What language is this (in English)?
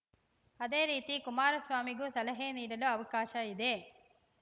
Kannada